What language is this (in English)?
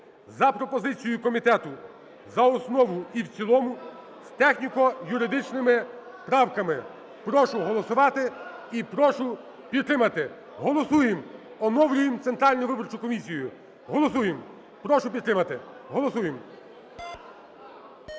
Ukrainian